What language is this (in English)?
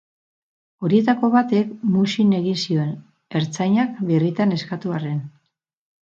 Basque